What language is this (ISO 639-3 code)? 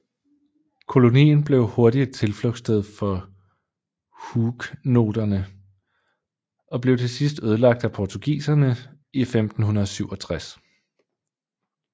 dan